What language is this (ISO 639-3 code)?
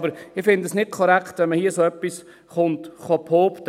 gsw